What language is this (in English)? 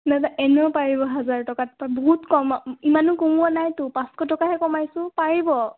Assamese